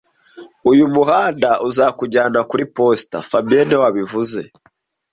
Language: Kinyarwanda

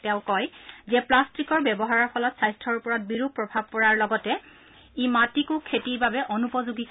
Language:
Assamese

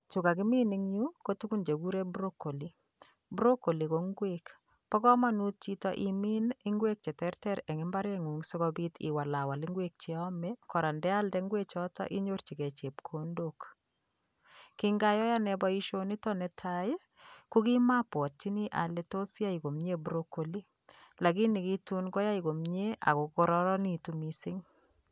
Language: Kalenjin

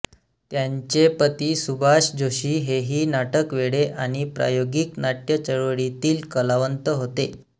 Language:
Marathi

